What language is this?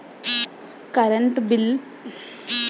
Telugu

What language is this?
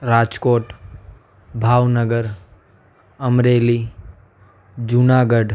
Gujarati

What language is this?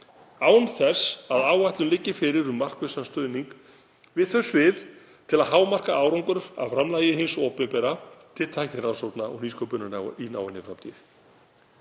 Icelandic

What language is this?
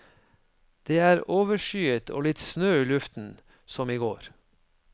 Norwegian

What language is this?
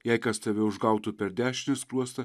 Lithuanian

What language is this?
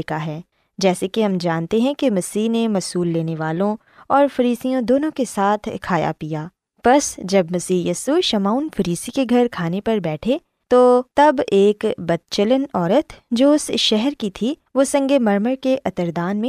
Urdu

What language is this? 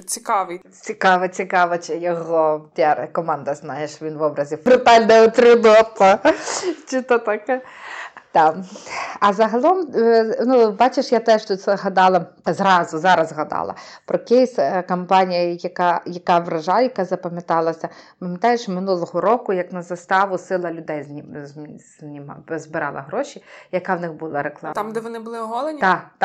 Ukrainian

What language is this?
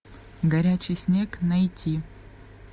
Russian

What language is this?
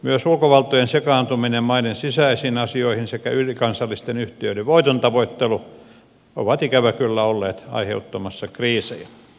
Finnish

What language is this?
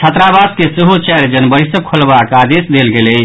Maithili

